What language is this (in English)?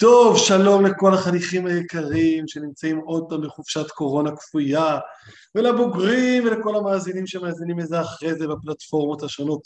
Hebrew